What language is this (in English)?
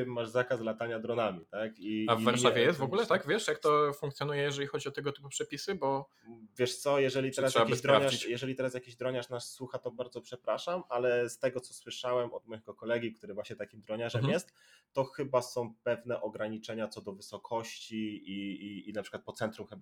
Polish